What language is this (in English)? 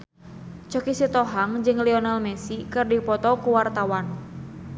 Sundanese